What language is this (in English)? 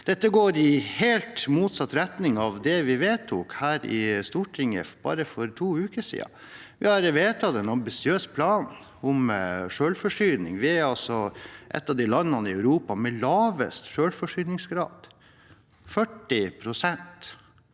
Norwegian